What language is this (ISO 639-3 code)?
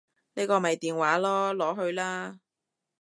yue